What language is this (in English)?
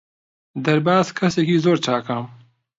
Central Kurdish